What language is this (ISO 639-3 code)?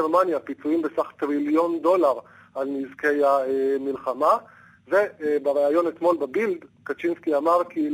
heb